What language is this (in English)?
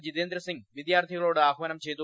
Malayalam